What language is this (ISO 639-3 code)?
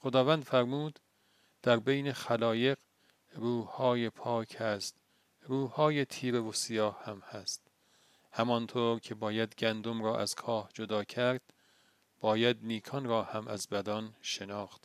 fas